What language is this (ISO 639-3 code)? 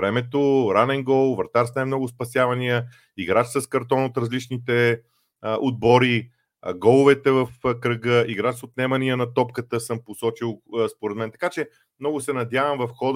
bul